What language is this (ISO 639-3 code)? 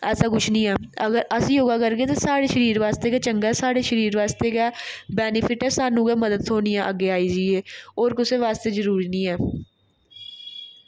doi